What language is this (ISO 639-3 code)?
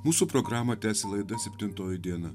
lit